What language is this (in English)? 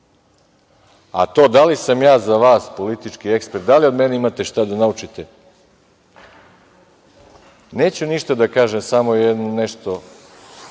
Serbian